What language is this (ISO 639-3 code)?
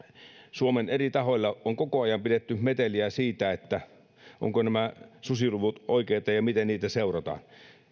fin